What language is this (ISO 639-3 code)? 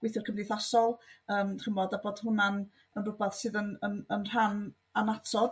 cym